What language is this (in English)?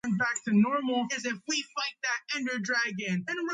Georgian